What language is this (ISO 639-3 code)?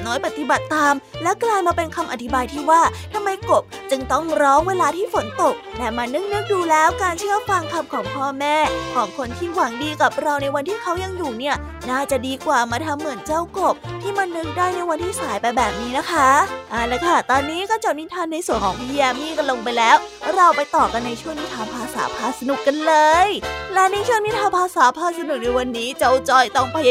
tha